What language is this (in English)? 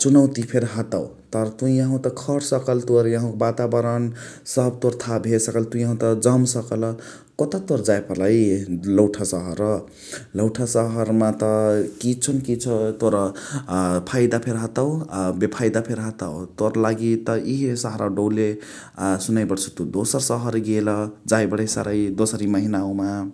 Chitwania Tharu